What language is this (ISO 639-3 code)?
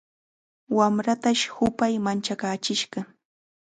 qxa